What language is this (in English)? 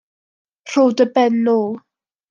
Welsh